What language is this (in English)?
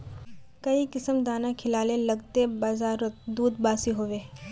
Magahi